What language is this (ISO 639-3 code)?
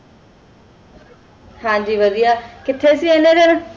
pan